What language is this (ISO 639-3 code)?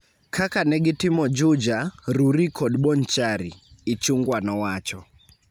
luo